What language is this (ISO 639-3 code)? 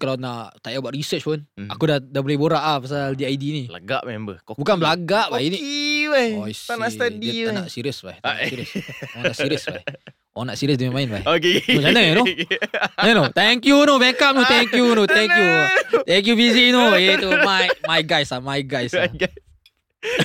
msa